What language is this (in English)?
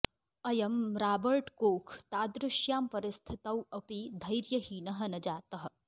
Sanskrit